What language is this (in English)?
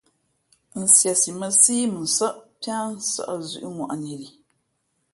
Fe'fe'